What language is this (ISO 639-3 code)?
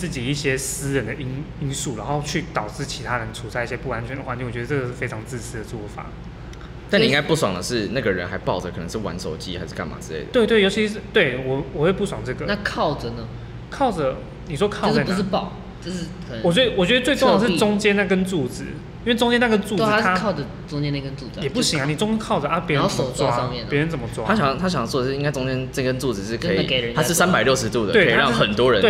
zho